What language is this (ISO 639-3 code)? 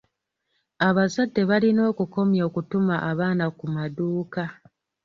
lug